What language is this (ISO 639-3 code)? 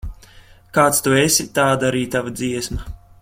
lav